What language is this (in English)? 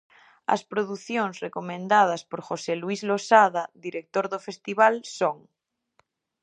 Galician